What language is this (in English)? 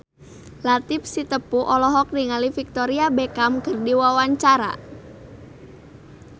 Sundanese